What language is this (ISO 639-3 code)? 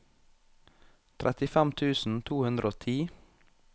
nor